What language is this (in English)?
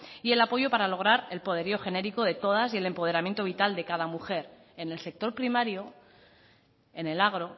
Spanish